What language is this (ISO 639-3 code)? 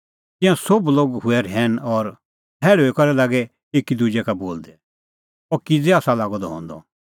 kfx